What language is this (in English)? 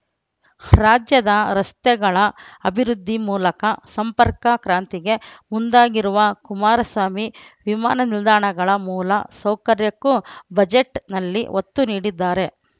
Kannada